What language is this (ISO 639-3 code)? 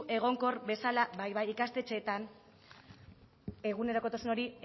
eus